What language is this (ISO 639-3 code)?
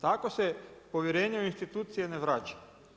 hrv